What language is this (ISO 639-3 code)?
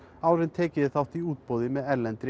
isl